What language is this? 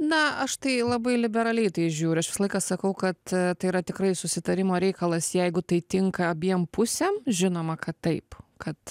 Lithuanian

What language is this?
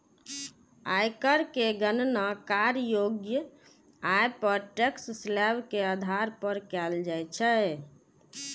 Maithili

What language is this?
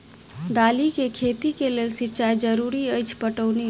Maithili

